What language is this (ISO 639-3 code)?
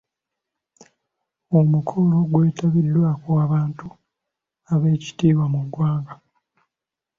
lug